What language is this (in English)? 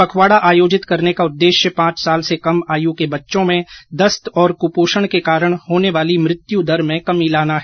Hindi